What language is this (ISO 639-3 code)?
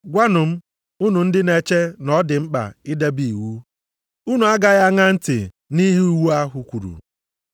ibo